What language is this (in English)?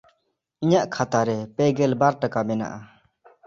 Santali